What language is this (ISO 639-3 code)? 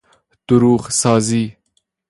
fas